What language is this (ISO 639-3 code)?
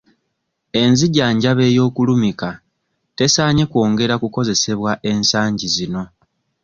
lug